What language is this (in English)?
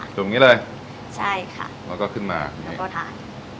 Thai